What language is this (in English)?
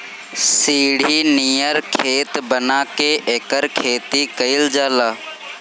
Bhojpuri